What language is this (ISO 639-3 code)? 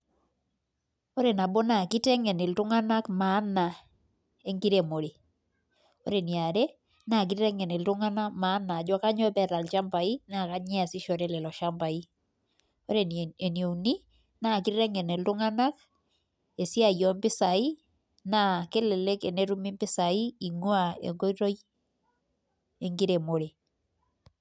mas